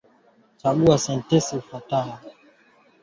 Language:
Swahili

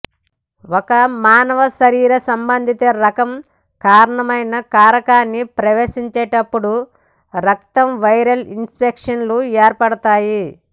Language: Telugu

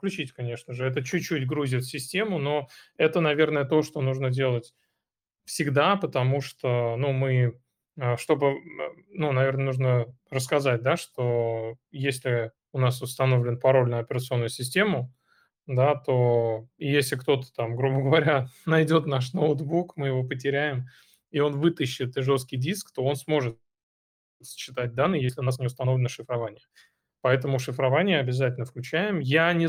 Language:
Russian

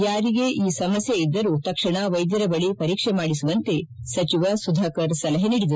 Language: Kannada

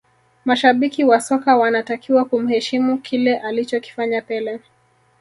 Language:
Swahili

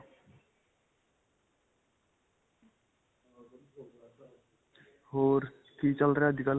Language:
Punjabi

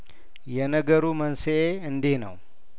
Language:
Amharic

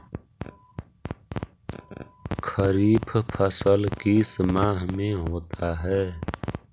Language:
Magahi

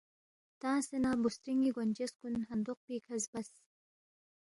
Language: Balti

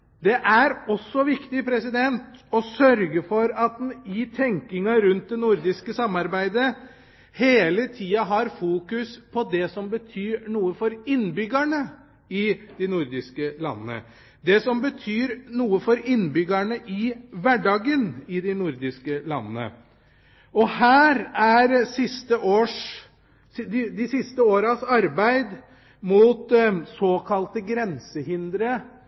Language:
Norwegian Bokmål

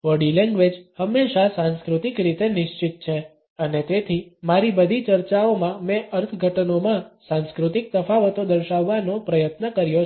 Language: Gujarati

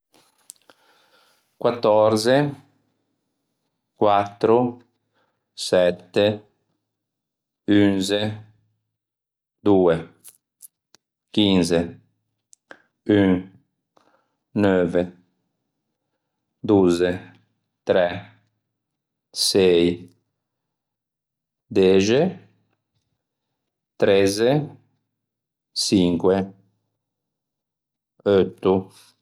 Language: Ligurian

